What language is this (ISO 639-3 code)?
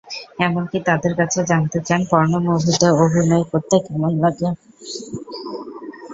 ben